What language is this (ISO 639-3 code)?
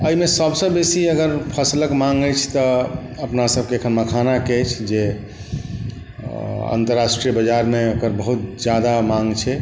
mai